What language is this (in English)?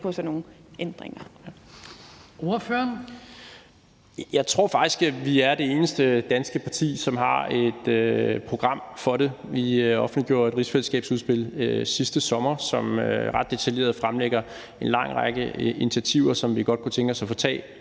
Danish